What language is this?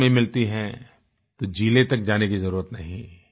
Hindi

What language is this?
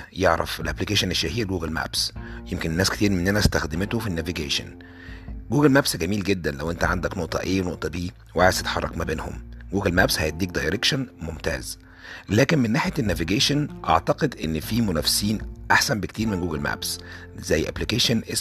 Arabic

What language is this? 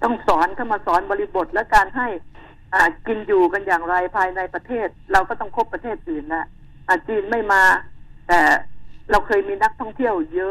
Thai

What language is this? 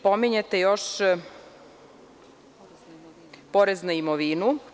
Serbian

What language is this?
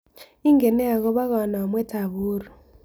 Kalenjin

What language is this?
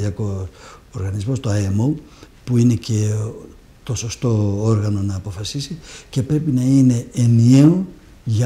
Greek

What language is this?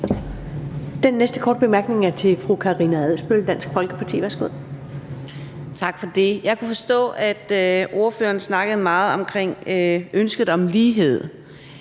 Danish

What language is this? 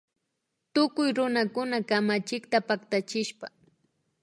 Imbabura Highland Quichua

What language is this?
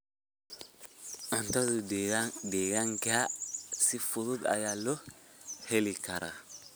Somali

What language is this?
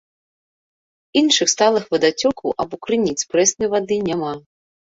Belarusian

